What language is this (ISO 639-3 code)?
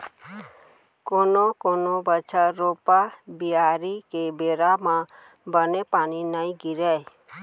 hne